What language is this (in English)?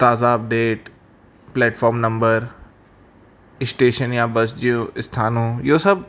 Sindhi